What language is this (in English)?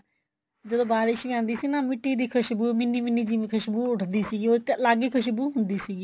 Punjabi